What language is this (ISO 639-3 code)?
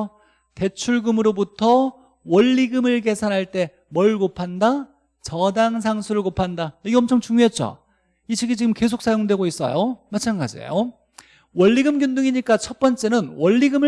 kor